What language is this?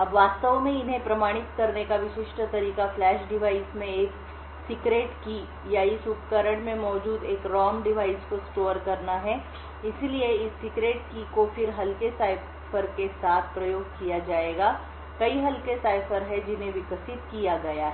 Hindi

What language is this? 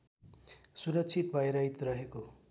Nepali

